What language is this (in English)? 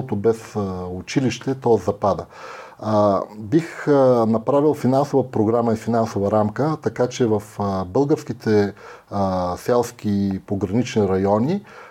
Bulgarian